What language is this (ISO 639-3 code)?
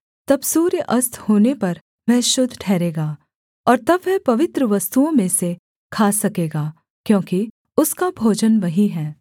hin